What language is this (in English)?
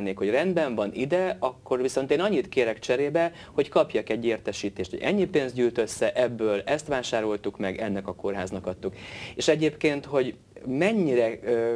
Hungarian